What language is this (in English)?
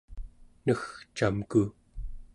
Central Yupik